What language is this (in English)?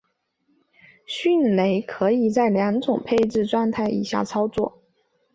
Chinese